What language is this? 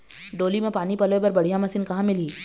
Chhattisgarhi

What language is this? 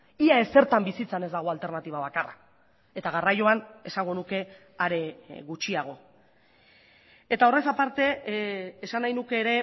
Basque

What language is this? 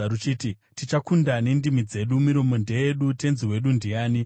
Shona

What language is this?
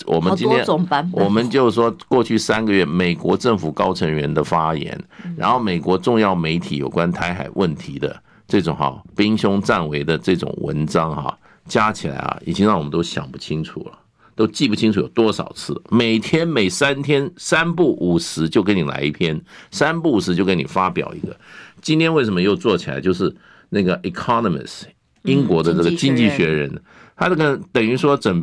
Chinese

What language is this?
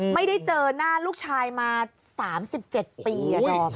Thai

